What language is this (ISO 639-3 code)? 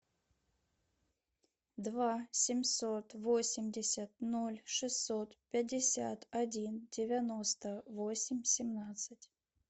rus